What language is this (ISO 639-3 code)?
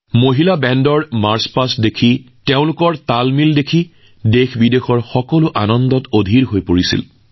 asm